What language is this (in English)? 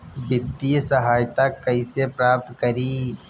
Bhojpuri